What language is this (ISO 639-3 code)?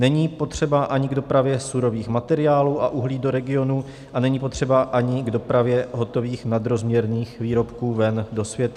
ces